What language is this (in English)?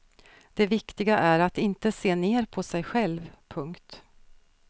Swedish